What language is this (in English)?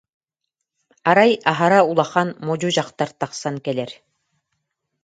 Yakut